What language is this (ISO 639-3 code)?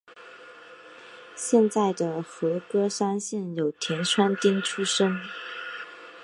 zho